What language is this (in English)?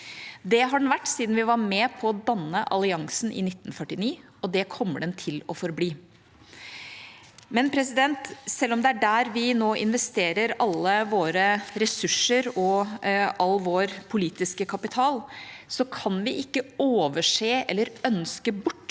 Norwegian